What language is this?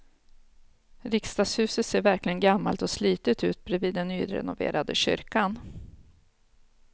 Swedish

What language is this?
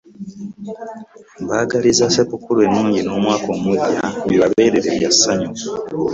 Ganda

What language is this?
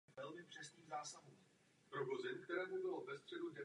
Czech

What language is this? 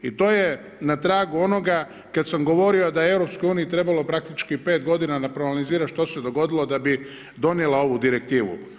Croatian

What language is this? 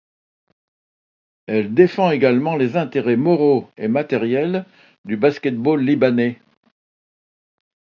French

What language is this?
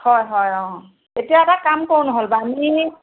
Assamese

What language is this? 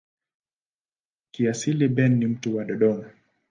Swahili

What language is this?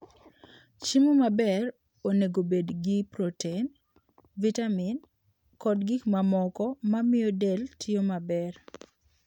Luo (Kenya and Tanzania)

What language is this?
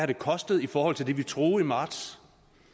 Danish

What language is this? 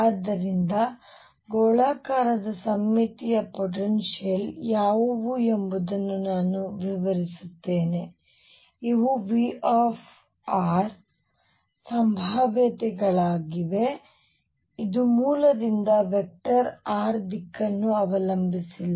Kannada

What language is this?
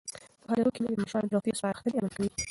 Pashto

